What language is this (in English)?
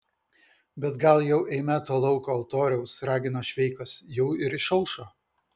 Lithuanian